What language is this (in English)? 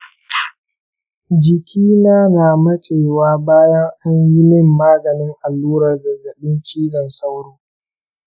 Hausa